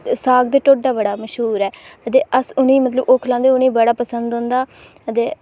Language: Dogri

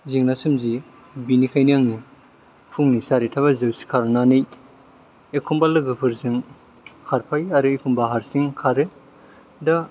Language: Bodo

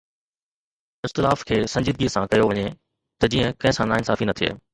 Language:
Sindhi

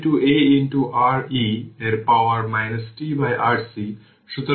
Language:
Bangla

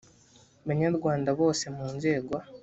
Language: Kinyarwanda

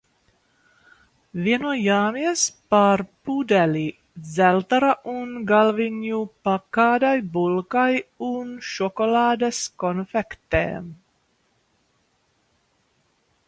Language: Latvian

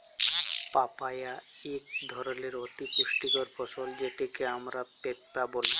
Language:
Bangla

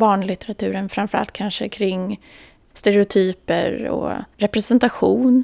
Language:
Swedish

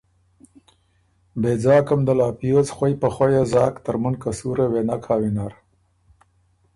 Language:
Ormuri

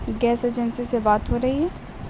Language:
Urdu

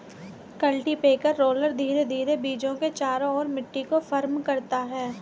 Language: Hindi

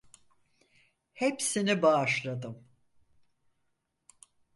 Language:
Turkish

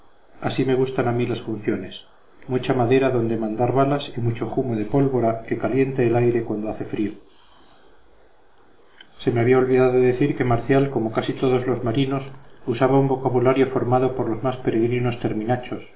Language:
Spanish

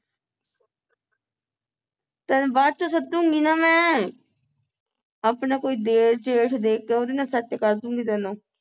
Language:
Punjabi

